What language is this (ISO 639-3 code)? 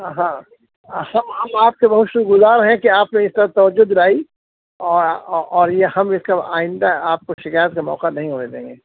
urd